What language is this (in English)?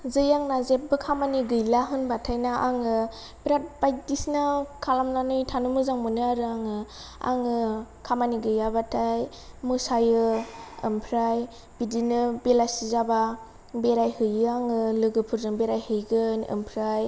Bodo